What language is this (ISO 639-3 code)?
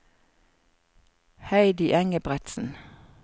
nor